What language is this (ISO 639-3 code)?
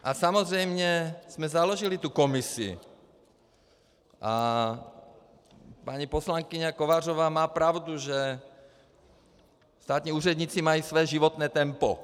ces